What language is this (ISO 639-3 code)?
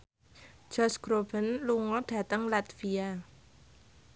jav